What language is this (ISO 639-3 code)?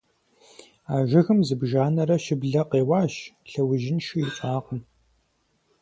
kbd